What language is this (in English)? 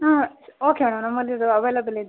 Kannada